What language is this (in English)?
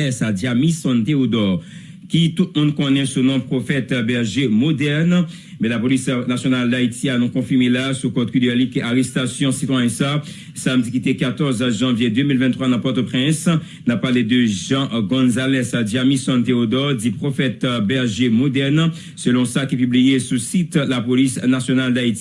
French